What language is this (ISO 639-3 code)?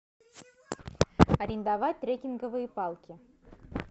rus